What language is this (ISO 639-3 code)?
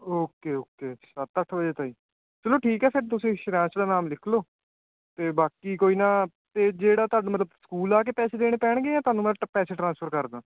pan